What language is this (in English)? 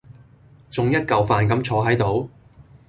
Cantonese